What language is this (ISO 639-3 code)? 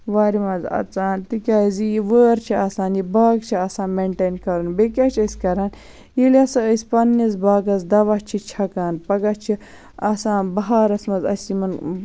kas